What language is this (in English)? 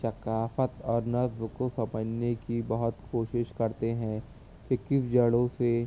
Urdu